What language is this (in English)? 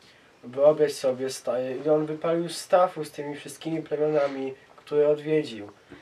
Polish